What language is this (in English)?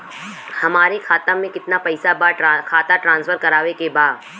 Bhojpuri